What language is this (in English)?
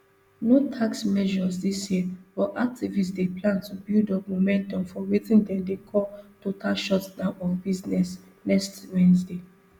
Nigerian Pidgin